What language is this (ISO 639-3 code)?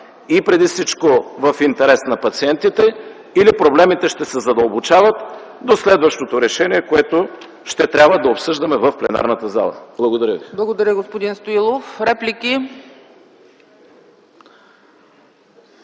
bul